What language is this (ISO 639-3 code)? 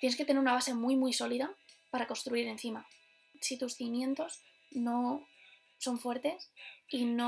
spa